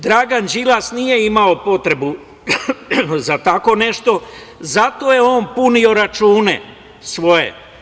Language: Serbian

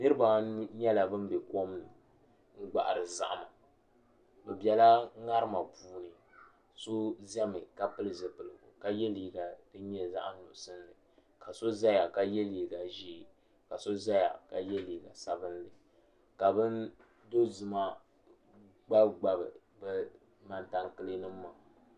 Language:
Dagbani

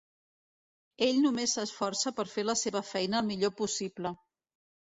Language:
Catalan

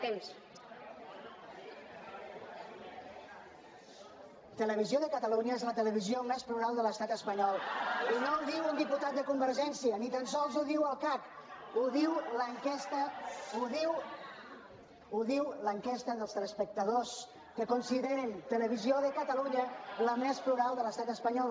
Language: Catalan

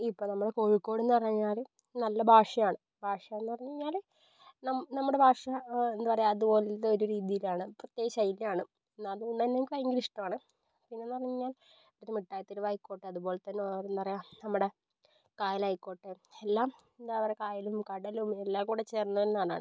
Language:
Malayalam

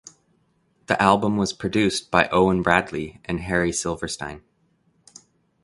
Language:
English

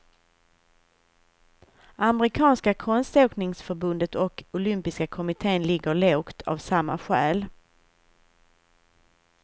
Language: Swedish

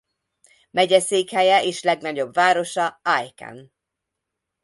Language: Hungarian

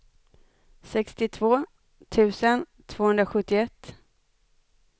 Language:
Swedish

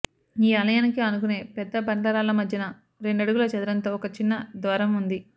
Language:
Telugu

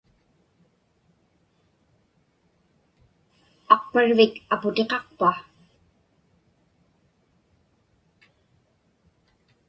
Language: Inupiaq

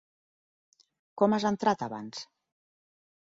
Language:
Catalan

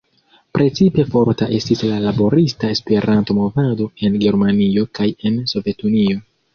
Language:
Esperanto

